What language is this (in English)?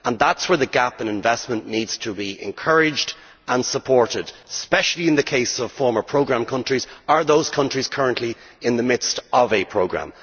English